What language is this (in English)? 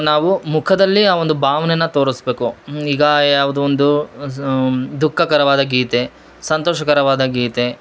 Kannada